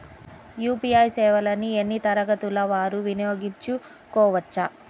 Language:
Telugu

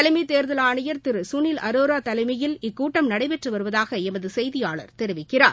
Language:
Tamil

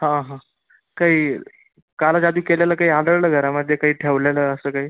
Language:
Marathi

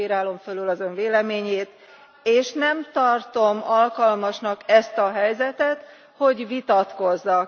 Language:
Hungarian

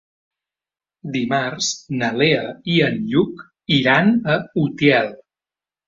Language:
Catalan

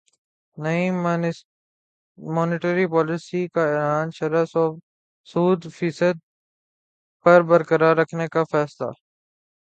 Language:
Urdu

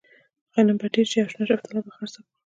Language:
Pashto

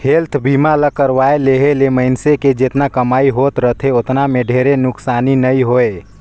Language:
Chhattisgarhi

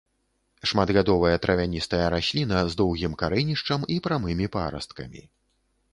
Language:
Belarusian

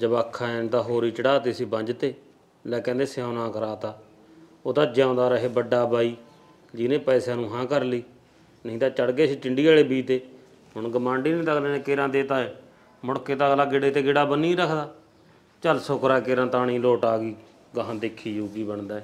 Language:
Punjabi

